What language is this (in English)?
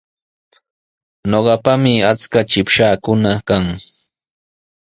Sihuas Ancash Quechua